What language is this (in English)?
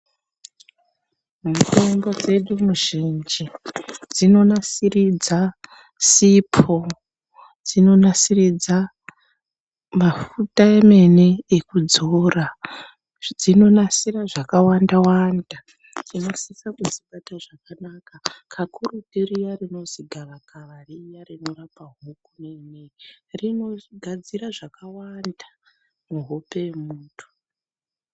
Ndau